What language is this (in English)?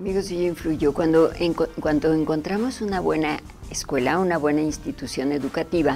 Spanish